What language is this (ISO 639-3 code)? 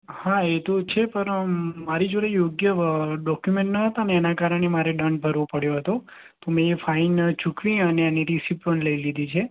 guj